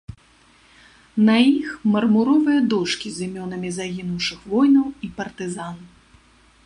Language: Belarusian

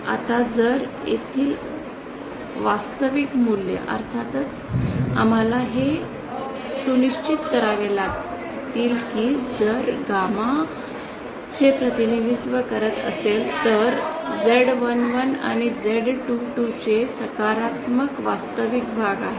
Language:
Marathi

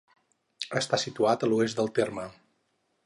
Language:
Catalan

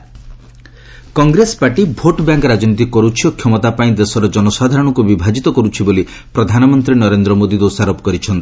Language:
Odia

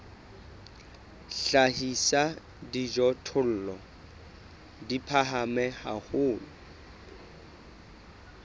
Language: Southern Sotho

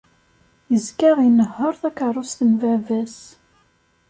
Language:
Kabyle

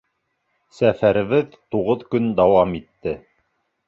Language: Bashkir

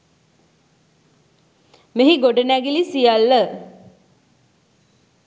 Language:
Sinhala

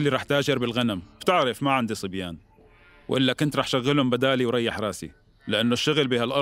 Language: Arabic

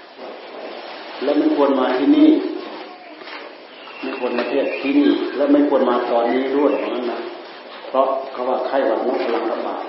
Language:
Thai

